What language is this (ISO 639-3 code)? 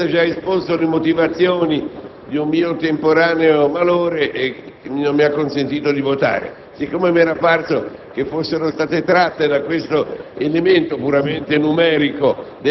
ita